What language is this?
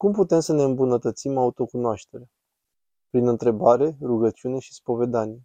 Romanian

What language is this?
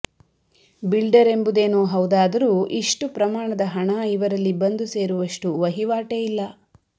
Kannada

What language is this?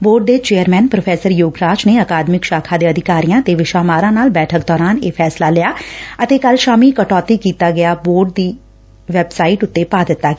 Punjabi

